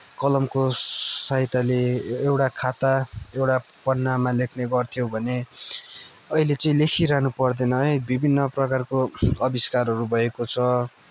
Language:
Nepali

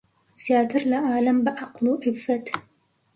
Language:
Central Kurdish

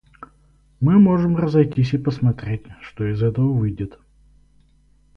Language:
Russian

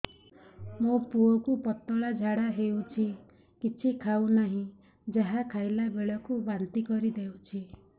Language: Odia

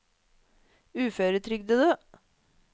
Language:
Norwegian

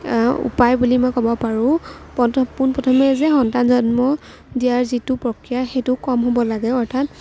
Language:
Assamese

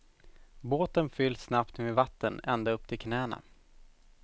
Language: Swedish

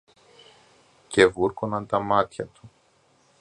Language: Greek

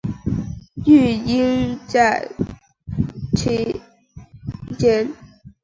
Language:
Chinese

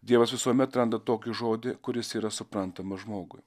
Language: Lithuanian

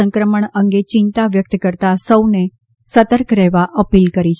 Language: Gujarati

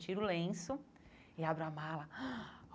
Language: Portuguese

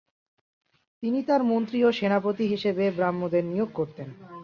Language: Bangla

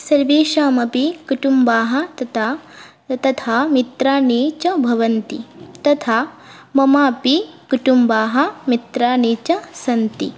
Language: Sanskrit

